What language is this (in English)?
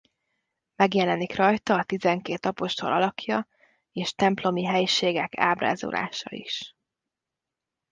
Hungarian